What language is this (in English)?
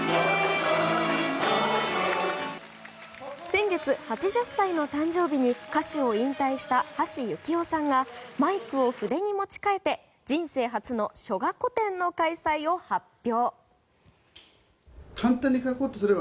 Japanese